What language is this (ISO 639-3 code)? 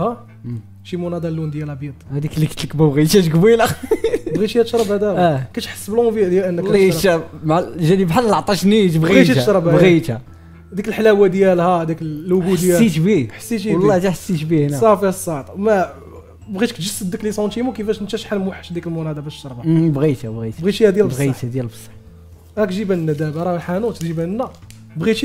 ara